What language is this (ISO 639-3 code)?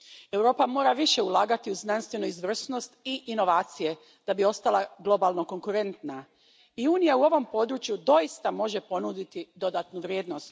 hrv